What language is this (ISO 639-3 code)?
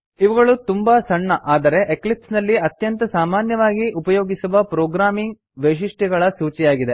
kan